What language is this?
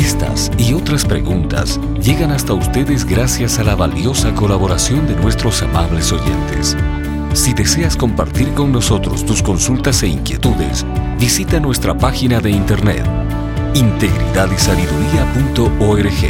Spanish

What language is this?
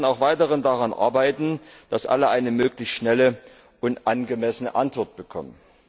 German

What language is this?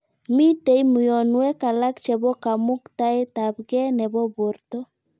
Kalenjin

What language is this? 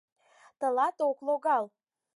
Mari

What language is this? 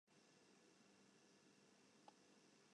Western Frisian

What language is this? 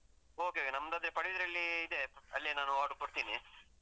Kannada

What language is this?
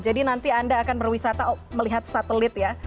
Indonesian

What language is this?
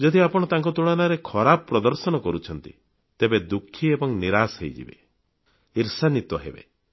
Odia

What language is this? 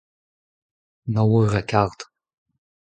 Breton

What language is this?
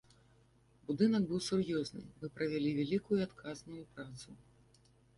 Belarusian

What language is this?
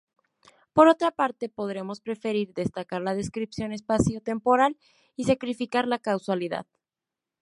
Spanish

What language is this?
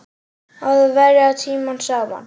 Icelandic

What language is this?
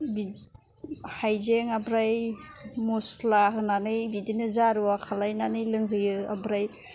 Bodo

